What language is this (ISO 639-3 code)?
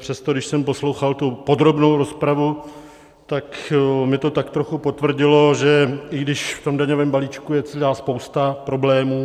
ces